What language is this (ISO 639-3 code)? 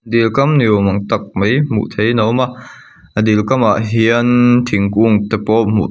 lus